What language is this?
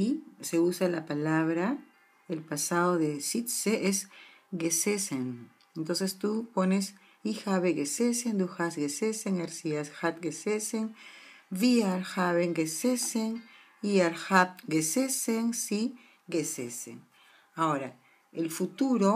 Spanish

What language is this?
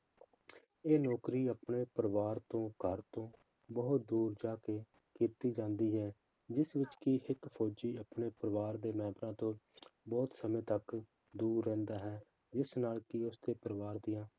Punjabi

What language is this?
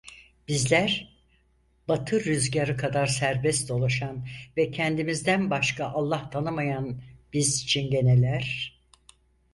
Turkish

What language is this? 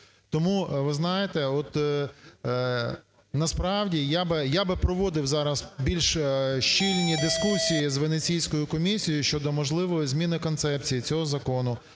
Ukrainian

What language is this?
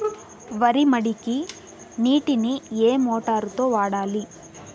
Telugu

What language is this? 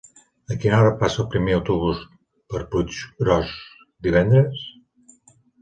Catalan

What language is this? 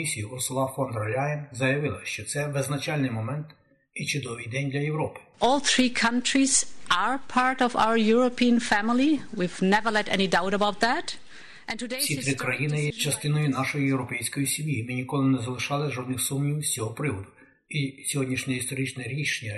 Ukrainian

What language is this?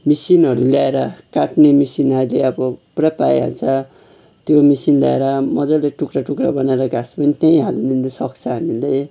Nepali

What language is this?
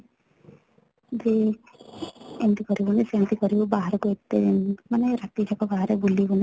Odia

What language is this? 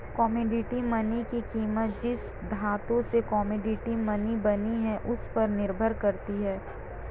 Hindi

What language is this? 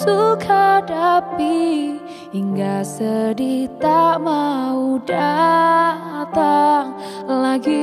Indonesian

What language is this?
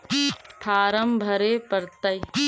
Magahi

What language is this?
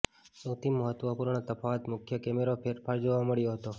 Gujarati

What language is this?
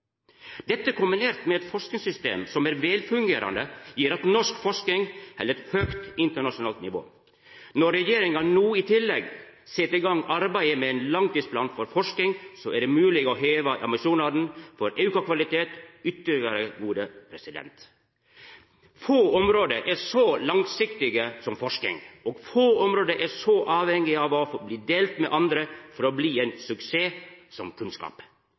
Norwegian Nynorsk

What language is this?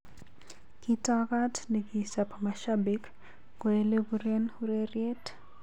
Kalenjin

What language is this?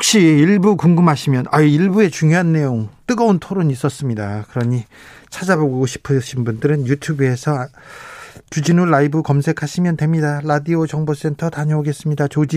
Korean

